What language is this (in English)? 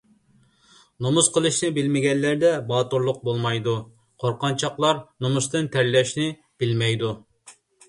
Uyghur